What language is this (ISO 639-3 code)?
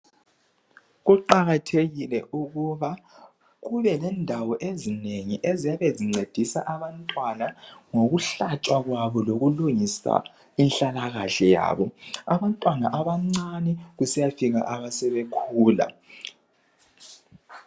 nde